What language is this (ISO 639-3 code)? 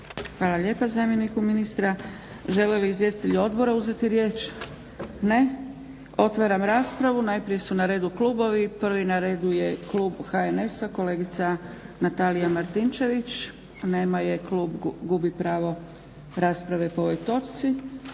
hrv